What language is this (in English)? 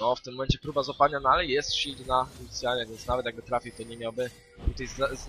Polish